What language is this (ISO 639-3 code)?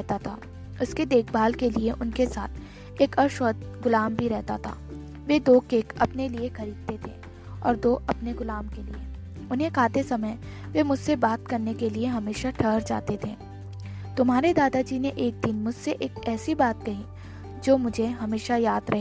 hin